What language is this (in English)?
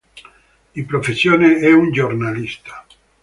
Italian